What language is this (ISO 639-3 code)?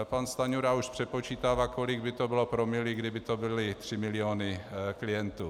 ces